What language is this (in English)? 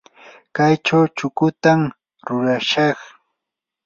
Yanahuanca Pasco Quechua